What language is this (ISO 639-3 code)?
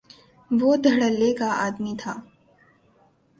urd